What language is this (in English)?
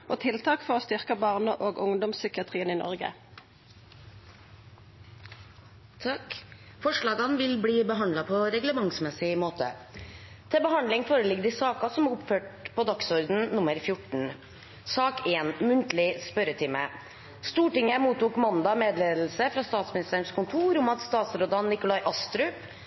Norwegian